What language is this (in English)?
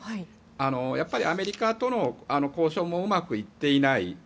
Japanese